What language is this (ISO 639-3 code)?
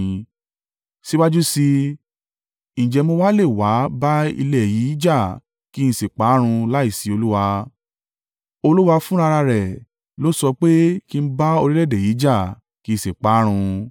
yor